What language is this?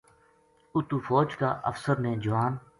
Gujari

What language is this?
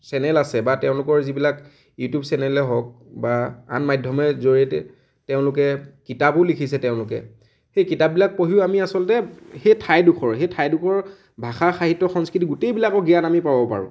Assamese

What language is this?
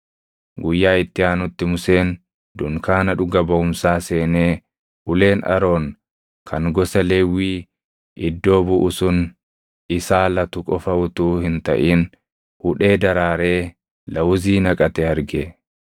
Oromo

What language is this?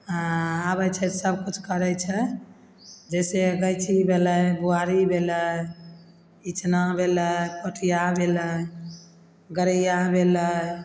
Maithili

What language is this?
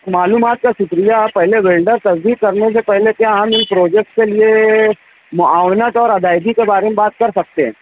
Urdu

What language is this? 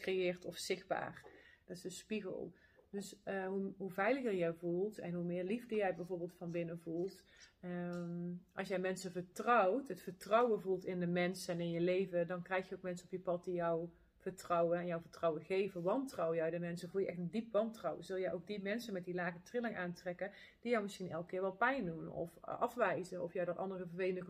Dutch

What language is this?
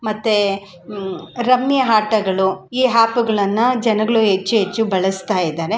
Kannada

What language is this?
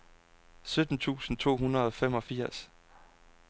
Danish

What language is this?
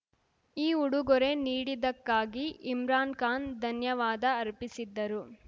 Kannada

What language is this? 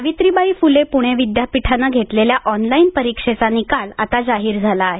Marathi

